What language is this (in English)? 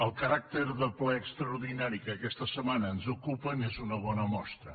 Catalan